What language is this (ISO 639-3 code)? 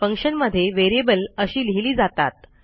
mar